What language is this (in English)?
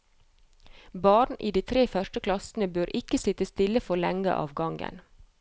Norwegian